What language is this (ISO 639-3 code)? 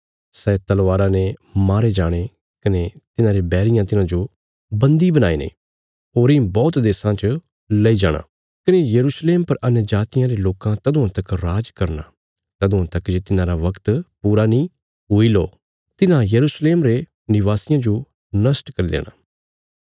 kfs